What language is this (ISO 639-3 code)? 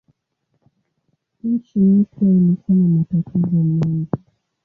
swa